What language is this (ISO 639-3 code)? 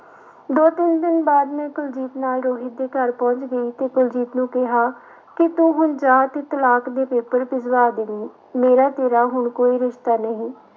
pan